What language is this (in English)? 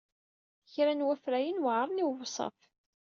Kabyle